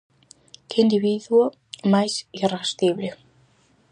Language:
Galician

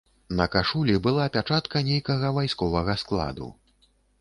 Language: Belarusian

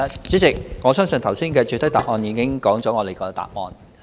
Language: Cantonese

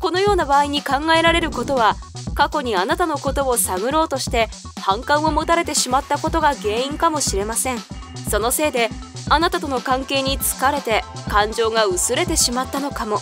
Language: Japanese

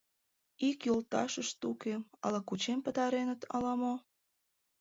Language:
Mari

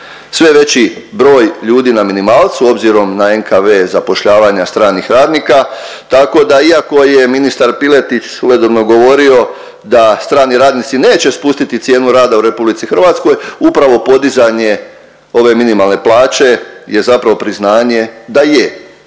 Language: Croatian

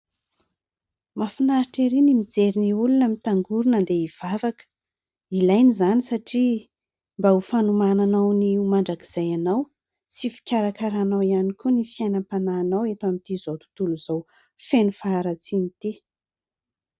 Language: Malagasy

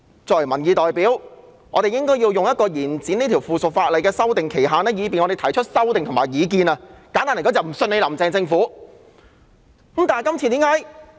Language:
Cantonese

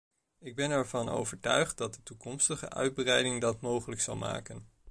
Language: Dutch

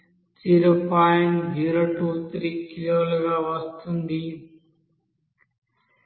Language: Telugu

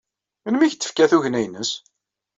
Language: Kabyle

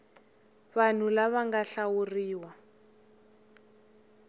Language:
Tsonga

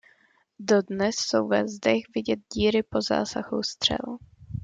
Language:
Czech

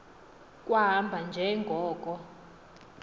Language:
Xhosa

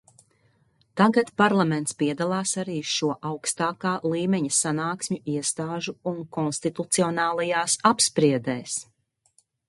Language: Latvian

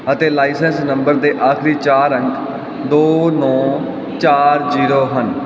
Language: Punjabi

